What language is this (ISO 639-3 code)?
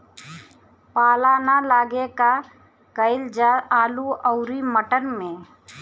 bho